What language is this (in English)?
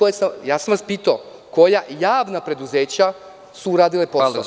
Serbian